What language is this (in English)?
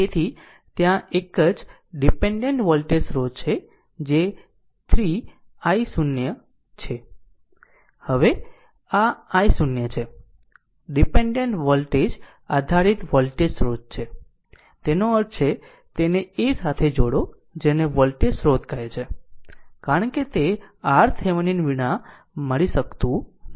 Gujarati